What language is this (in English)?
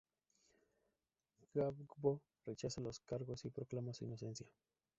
Spanish